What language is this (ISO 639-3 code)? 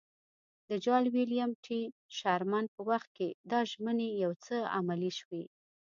pus